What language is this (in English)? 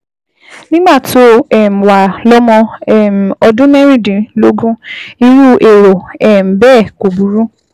Yoruba